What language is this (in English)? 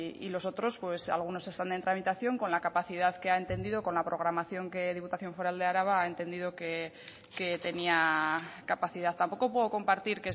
Spanish